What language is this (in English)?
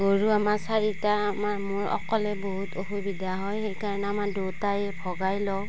Assamese